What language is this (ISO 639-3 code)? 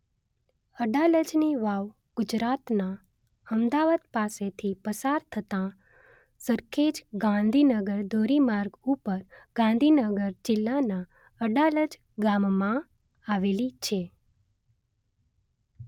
guj